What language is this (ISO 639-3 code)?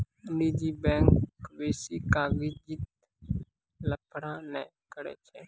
mai